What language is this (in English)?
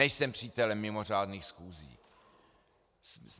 Czech